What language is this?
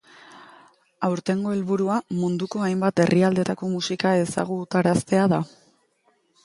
Basque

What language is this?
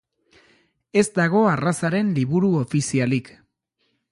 Basque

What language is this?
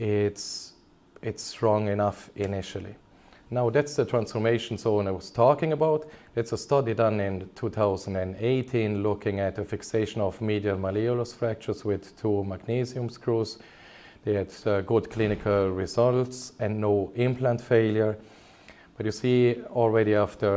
English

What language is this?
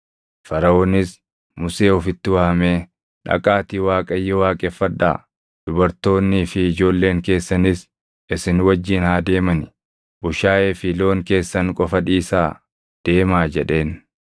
Oromo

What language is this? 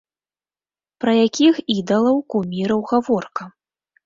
Belarusian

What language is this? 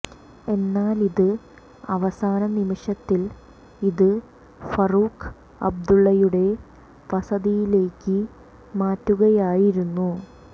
Malayalam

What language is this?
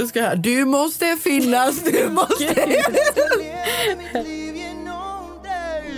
Swedish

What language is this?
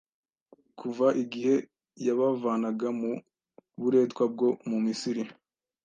Kinyarwanda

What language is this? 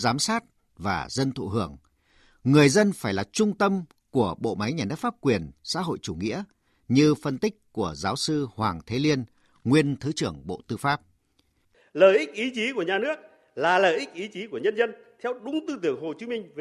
Vietnamese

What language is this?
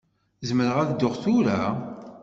Kabyle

